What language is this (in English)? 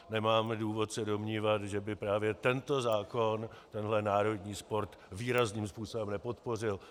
Czech